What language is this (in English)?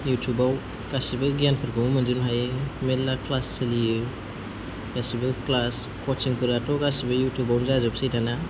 Bodo